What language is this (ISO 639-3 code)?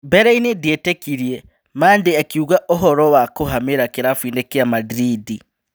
kik